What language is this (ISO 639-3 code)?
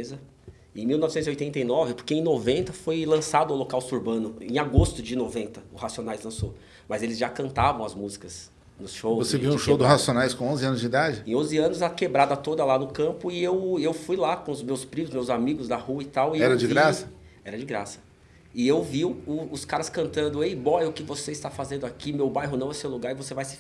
por